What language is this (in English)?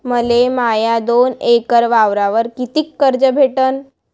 Marathi